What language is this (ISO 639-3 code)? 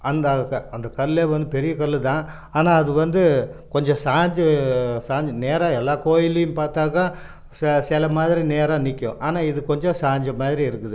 tam